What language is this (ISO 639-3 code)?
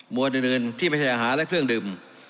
tha